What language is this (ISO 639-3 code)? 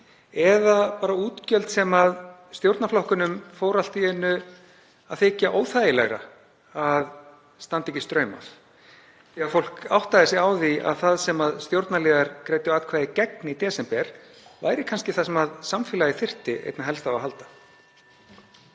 isl